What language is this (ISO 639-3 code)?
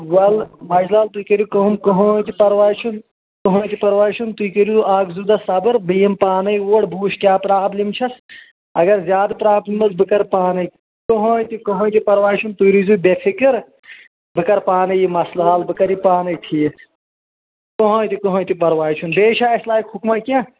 kas